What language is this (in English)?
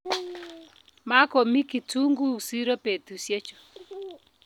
Kalenjin